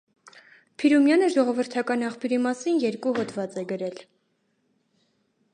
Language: Armenian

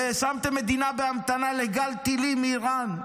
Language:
Hebrew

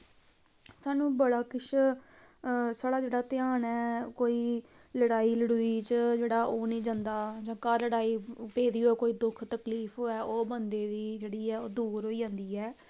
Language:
Dogri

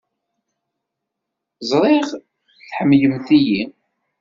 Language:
Kabyle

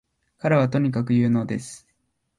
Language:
Japanese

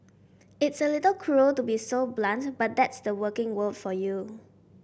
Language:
English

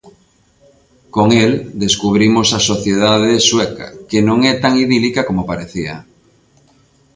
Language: Galician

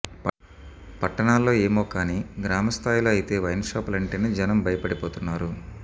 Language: Telugu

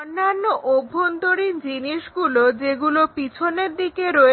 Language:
Bangla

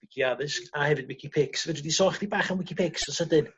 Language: Welsh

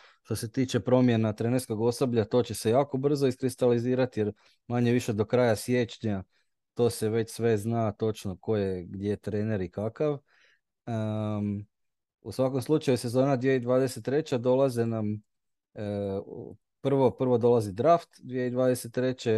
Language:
Croatian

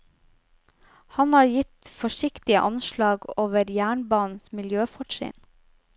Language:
Norwegian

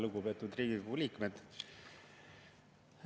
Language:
Estonian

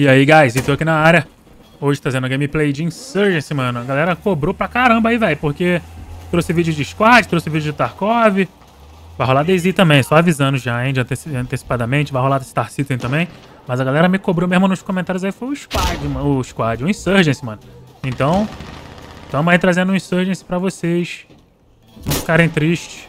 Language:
Portuguese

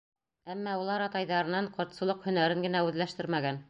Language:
Bashkir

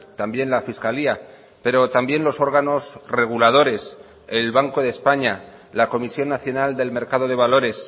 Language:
Spanish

